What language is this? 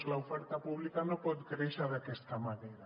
Catalan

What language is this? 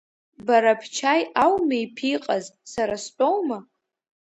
Abkhazian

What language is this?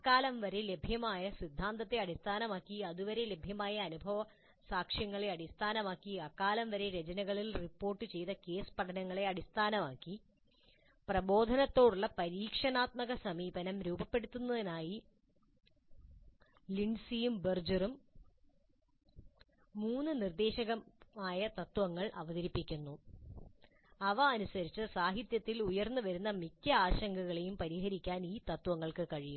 Malayalam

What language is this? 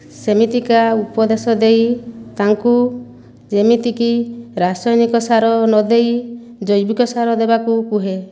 Odia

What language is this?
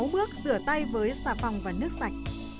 Vietnamese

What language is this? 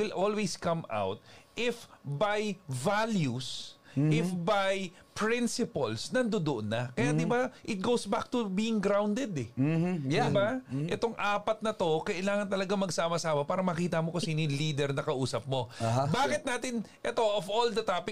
Filipino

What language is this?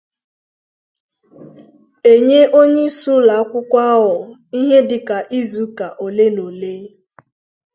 Igbo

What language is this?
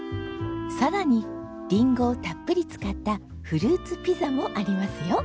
Japanese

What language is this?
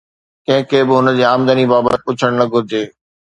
Sindhi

